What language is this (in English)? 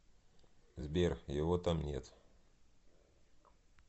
Russian